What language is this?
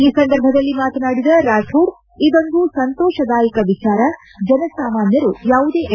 Kannada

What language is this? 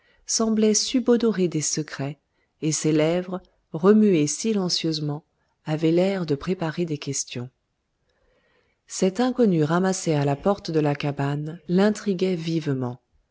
French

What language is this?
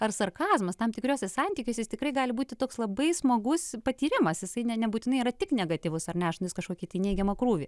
Lithuanian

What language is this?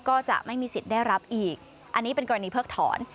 Thai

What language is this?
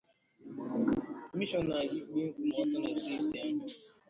Igbo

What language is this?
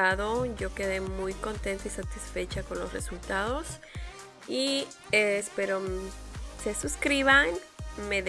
Spanish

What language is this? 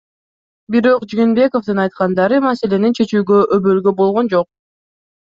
Kyrgyz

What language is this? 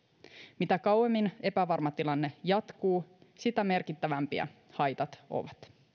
Finnish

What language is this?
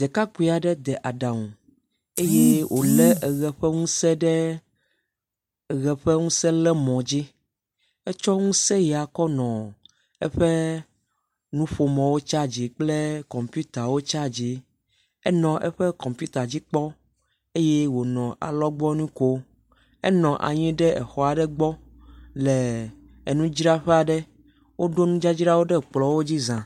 Ewe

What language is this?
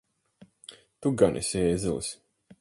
Latvian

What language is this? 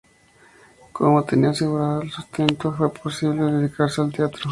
Spanish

